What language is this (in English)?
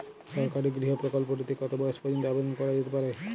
Bangla